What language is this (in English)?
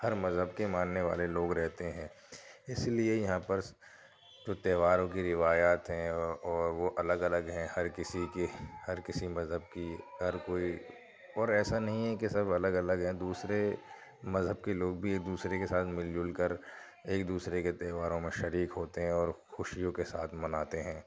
Urdu